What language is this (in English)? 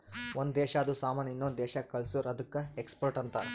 Kannada